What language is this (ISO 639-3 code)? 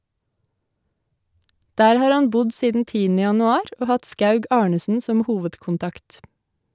nor